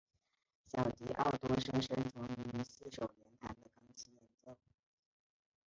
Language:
Chinese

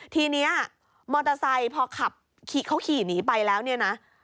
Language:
Thai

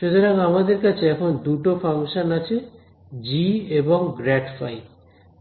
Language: Bangla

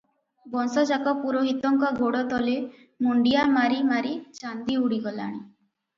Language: Odia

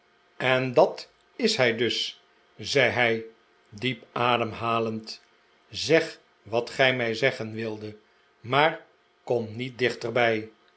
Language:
Dutch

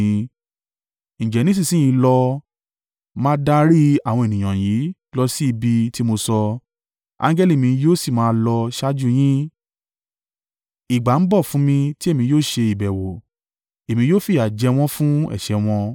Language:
Yoruba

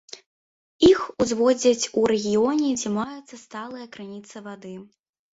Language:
Belarusian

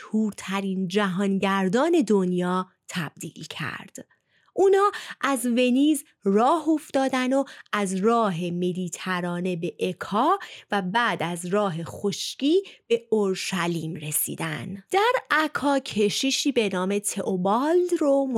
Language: Persian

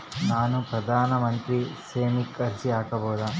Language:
Kannada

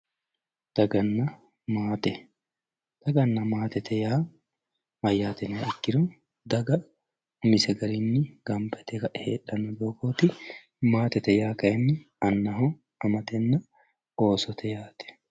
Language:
Sidamo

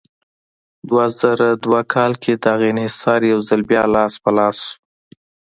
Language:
Pashto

